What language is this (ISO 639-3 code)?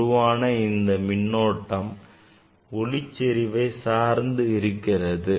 tam